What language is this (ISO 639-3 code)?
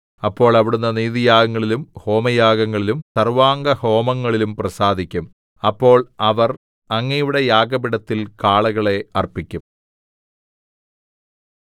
mal